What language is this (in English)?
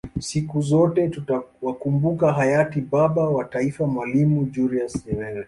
Swahili